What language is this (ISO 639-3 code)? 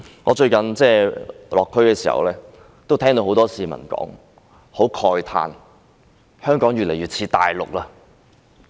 yue